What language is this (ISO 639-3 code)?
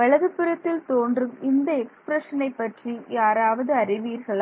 tam